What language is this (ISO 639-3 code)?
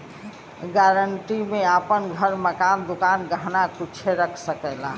bho